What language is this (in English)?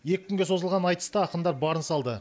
Kazakh